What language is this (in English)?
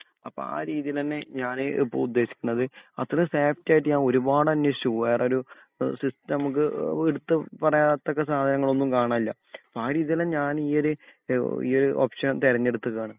Malayalam